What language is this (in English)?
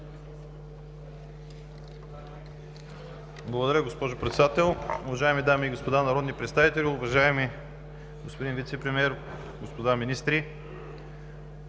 Bulgarian